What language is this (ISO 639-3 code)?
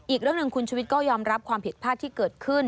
tha